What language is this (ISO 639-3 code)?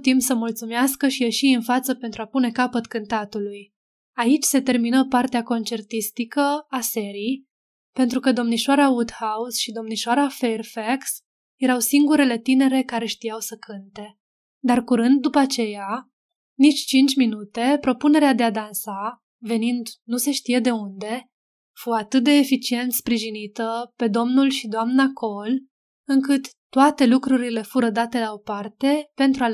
ron